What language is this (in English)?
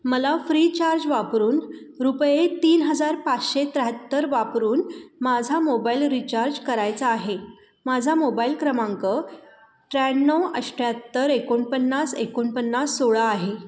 Marathi